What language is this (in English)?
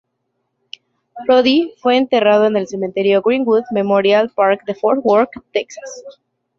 Spanish